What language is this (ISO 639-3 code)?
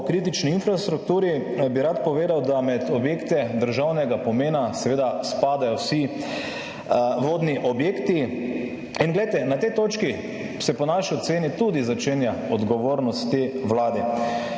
slv